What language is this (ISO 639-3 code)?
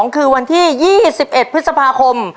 tha